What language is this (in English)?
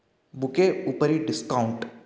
Sanskrit